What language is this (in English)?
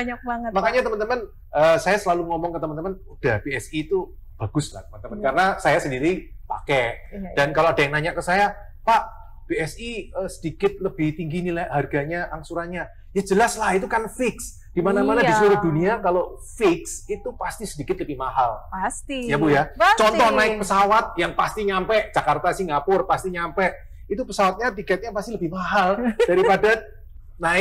Indonesian